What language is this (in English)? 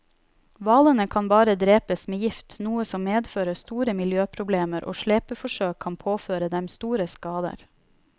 Norwegian